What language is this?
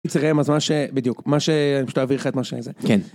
Hebrew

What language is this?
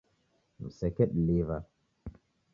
Taita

